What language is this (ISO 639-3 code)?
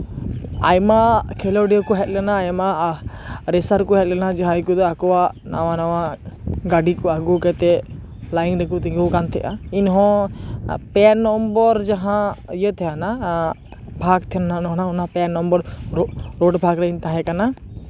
sat